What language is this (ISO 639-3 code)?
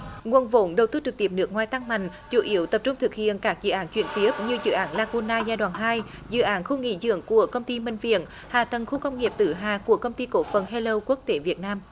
vie